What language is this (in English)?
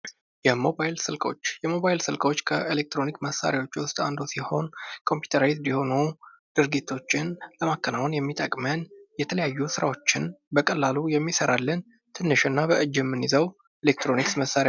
Amharic